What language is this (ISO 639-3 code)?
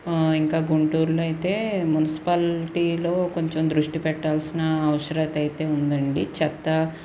tel